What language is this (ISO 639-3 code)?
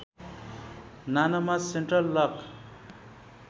nep